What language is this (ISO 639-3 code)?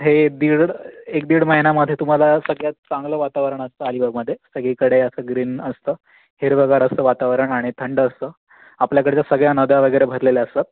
mar